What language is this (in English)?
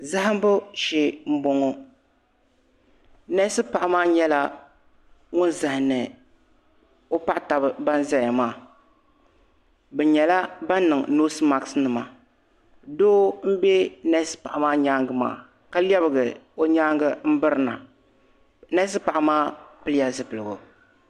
Dagbani